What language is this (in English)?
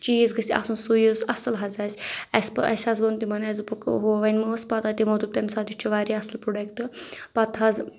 Kashmiri